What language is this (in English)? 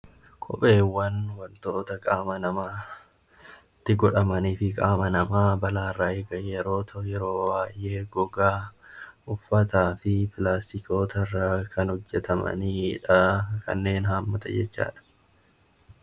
Oromo